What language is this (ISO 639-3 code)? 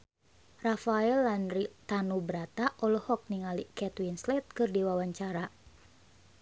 sun